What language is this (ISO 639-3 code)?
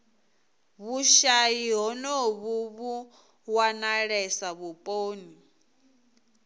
ven